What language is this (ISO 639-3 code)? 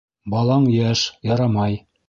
bak